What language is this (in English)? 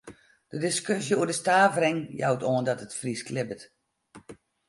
Western Frisian